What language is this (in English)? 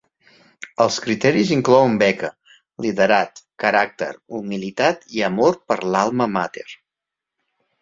Catalan